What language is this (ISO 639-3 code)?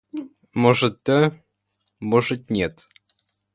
rus